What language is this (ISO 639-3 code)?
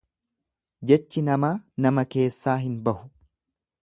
orm